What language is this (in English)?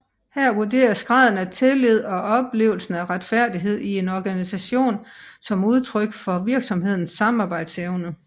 Danish